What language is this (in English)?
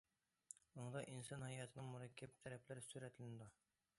Uyghur